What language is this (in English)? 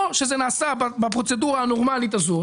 Hebrew